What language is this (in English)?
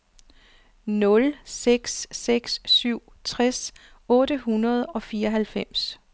Danish